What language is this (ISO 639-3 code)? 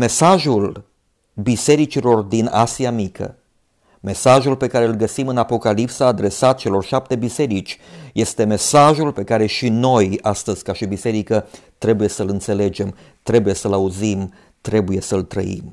ron